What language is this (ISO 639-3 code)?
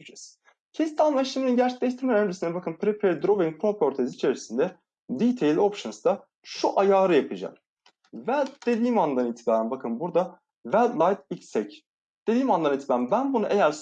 tur